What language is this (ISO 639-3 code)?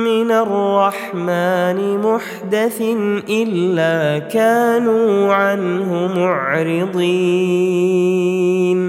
ara